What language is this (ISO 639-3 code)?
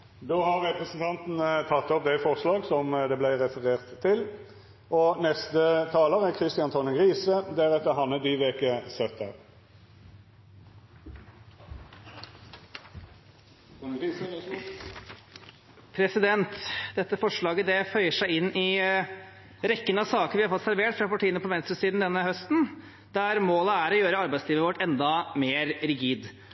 nor